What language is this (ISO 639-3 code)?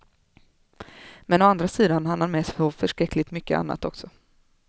swe